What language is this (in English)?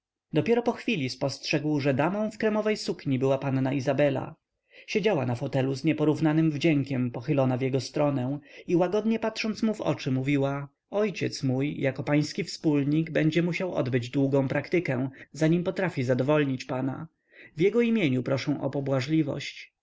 Polish